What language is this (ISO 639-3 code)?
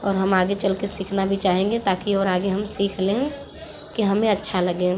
hin